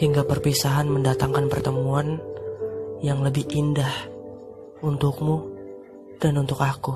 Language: Indonesian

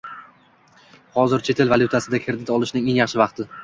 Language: Uzbek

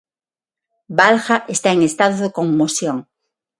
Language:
Galician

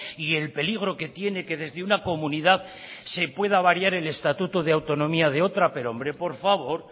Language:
Spanish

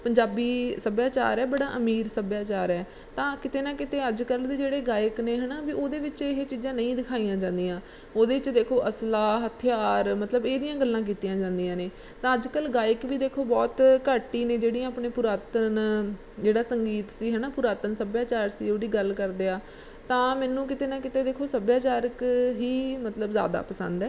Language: Punjabi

